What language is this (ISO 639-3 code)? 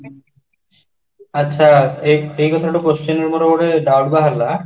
ori